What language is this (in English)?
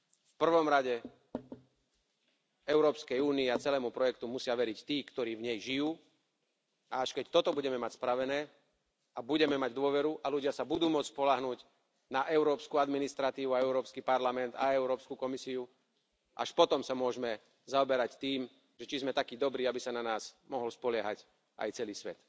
Slovak